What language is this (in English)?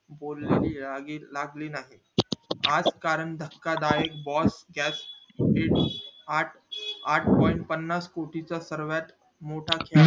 Marathi